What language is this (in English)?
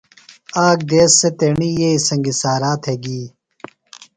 Phalura